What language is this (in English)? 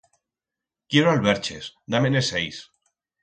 Aragonese